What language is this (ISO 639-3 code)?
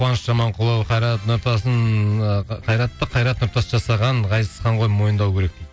kaz